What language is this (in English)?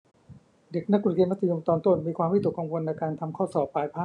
Thai